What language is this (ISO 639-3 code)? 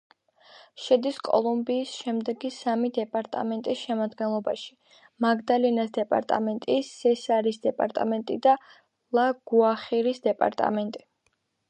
kat